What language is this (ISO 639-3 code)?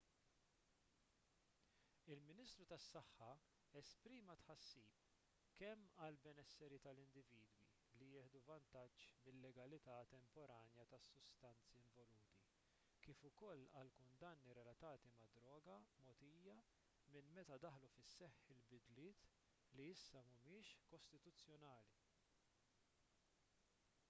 mlt